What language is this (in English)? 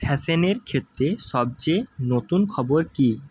Bangla